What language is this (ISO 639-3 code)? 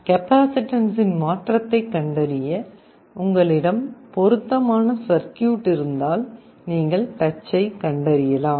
tam